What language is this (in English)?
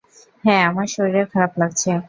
Bangla